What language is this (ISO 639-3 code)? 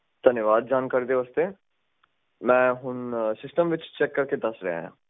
pan